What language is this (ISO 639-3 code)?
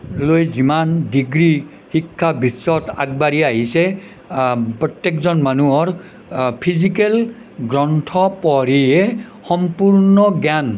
asm